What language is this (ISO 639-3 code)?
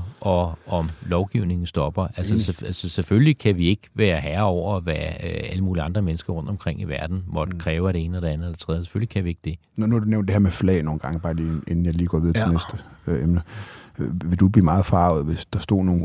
dan